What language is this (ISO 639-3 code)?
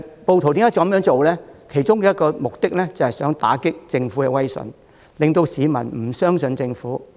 yue